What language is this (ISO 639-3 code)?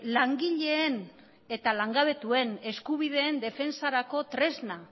eus